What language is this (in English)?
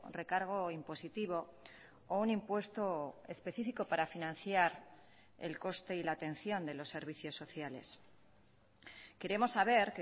Spanish